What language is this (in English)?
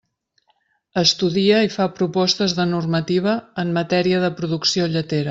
Catalan